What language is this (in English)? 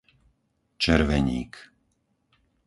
Slovak